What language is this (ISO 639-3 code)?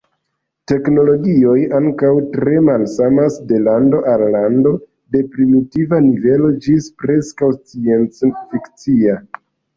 epo